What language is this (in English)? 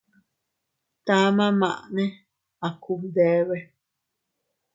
Teutila Cuicatec